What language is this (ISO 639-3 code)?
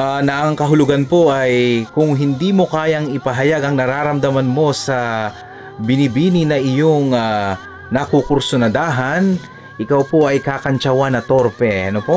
fil